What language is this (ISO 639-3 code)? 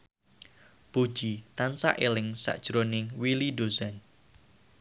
jav